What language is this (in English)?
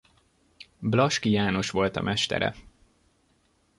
Hungarian